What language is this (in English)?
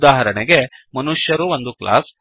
Kannada